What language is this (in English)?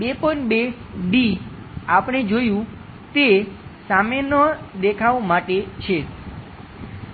Gujarati